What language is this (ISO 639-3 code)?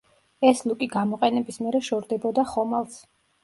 kat